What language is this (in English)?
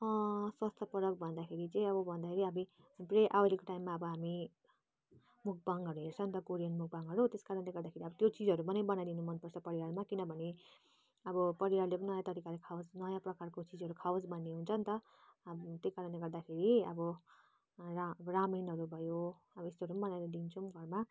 Nepali